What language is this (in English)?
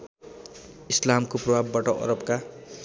Nepali